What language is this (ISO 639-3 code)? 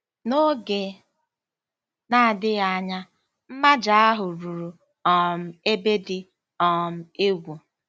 ibo